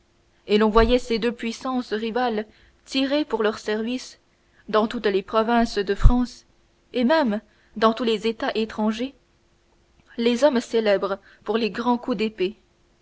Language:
French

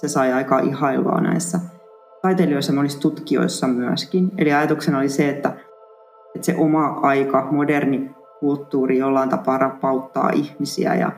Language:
Finnish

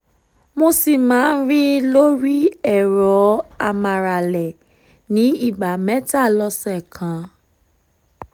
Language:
Yoruba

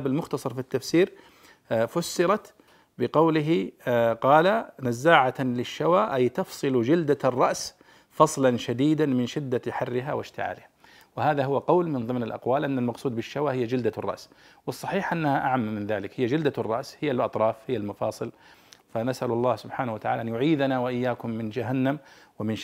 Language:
Arabic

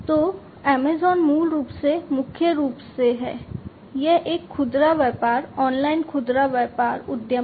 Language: Hindi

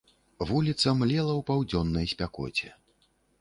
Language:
Belarusian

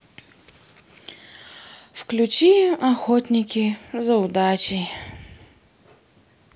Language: Russian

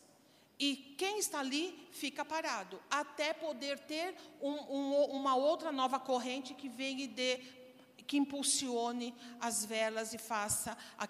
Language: Portuguese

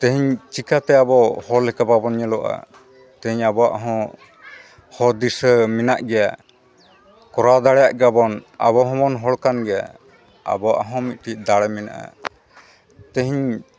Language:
Santali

